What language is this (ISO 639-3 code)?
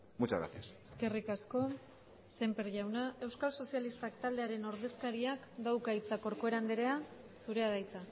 eus